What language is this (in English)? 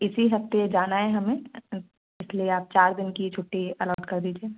Hindi